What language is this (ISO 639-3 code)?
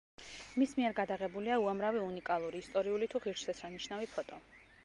kat